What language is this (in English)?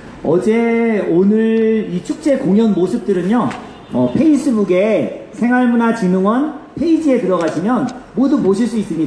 Korean